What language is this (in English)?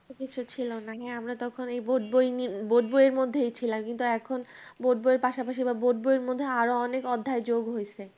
Bangla